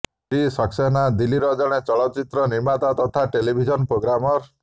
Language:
Odia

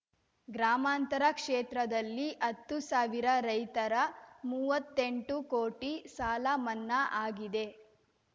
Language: Kannada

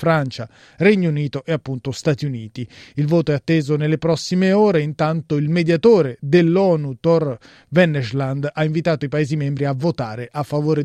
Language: Italian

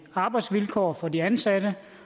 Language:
Danish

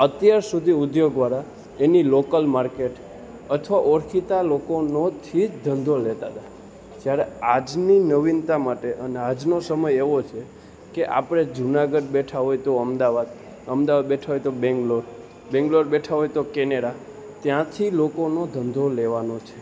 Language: Gujarati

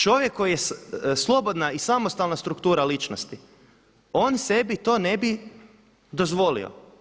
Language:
Croatian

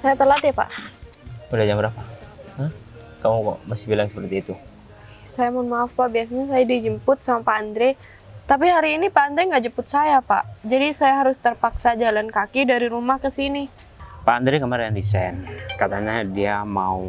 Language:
Indonesian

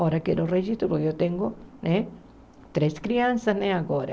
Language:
Portuguese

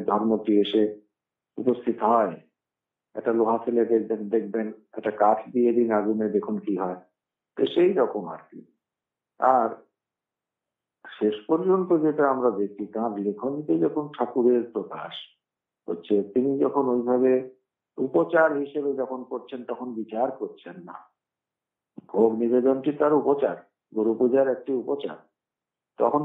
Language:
Italian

